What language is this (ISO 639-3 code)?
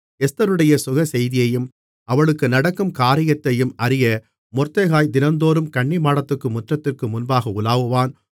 tam